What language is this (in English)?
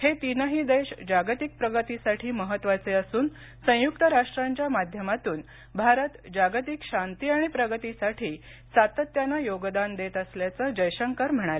Marathi